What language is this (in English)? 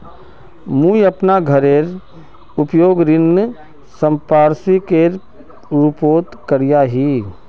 Magahi